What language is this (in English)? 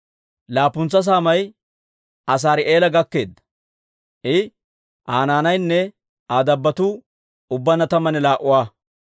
Dawro